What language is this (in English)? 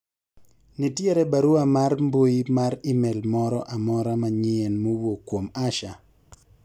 Luo (Kenya and Tanzania)